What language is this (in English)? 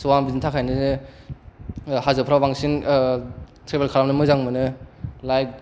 Bodo